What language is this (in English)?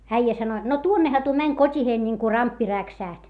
Finnish